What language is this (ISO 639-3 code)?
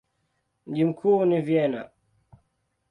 swa